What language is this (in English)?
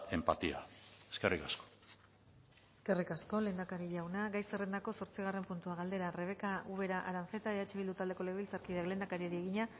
Basque